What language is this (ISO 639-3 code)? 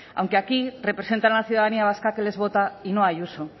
spa